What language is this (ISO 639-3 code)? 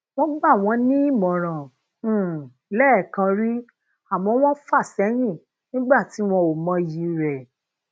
yor